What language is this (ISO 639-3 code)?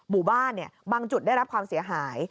tha